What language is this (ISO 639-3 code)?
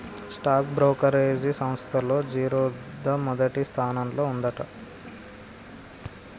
tel